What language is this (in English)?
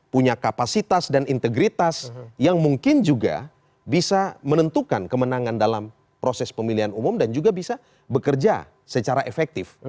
Indonesian